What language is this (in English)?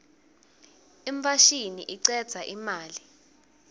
Swati